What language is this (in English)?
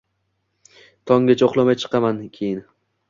Uzbek